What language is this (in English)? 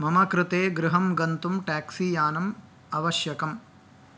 Sanskrit